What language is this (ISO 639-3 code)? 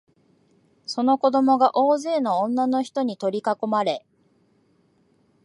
jpn